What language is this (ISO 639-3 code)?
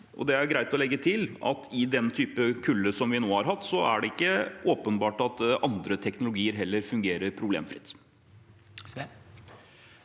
nor